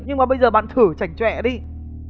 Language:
Vietnamese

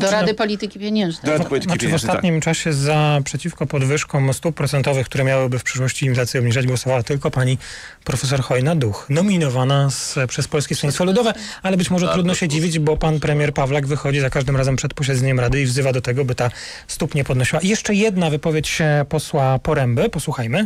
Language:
Polish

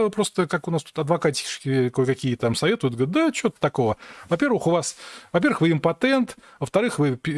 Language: Russian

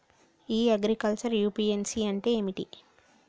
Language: Telugu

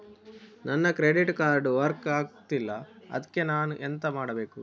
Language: Kannada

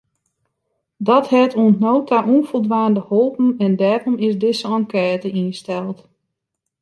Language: Western Frisian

